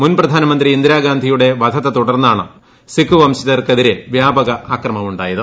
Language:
Malayalam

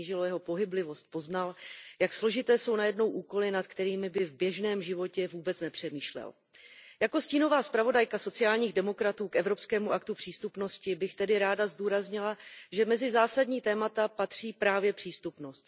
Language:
Czech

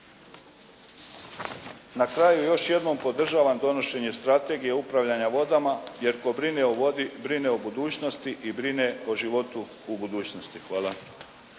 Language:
Croatian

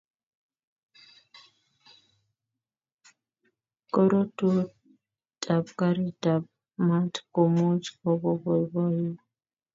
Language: Kalenjin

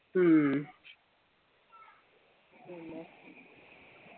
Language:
Malayalam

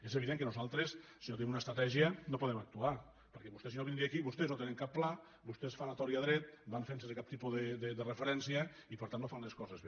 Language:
Catalan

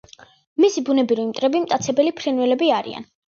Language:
Georgian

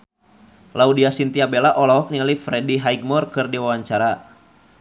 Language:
Sundanese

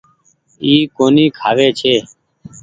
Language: Goaria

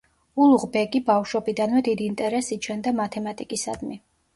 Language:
Georgian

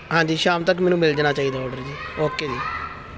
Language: Punjabi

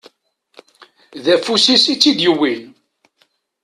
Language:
Kabyle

